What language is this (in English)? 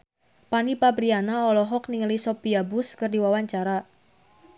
Sundanese